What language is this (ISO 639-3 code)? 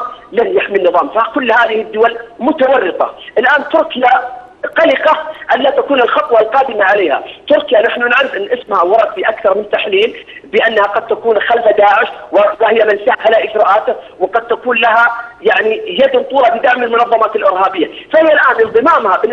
ara